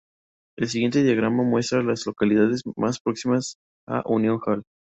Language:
Spanish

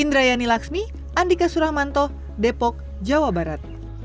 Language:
Indonesian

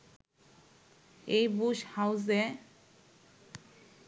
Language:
Bangla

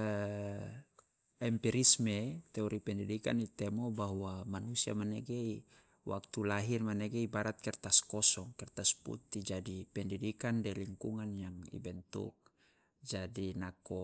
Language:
Loloda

